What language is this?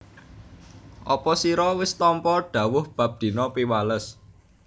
Javanese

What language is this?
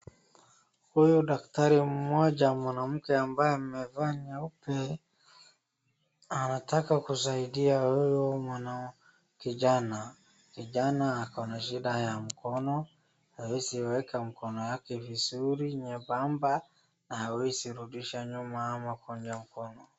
Swahili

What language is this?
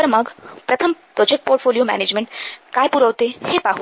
Marathi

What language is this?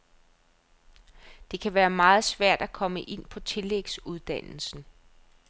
Danish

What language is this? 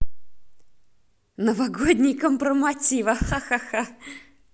Russian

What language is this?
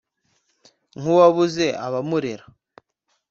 Kinyarwanda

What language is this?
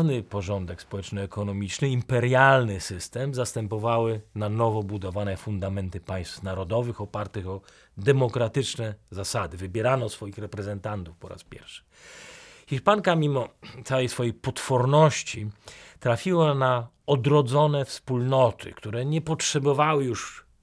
Polish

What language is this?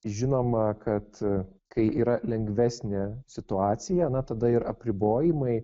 Lithuanian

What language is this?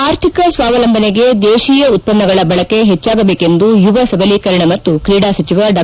Kannada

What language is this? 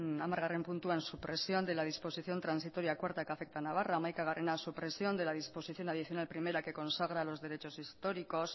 Spanish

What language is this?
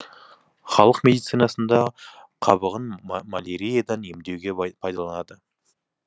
Kazakh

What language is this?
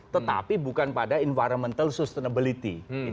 Indonesian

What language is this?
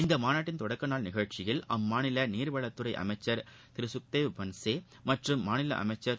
Tamil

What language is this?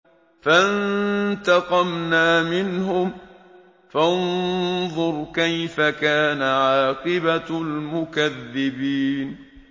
Arabic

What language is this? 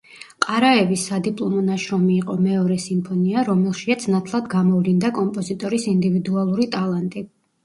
Georgian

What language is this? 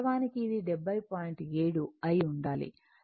Telugu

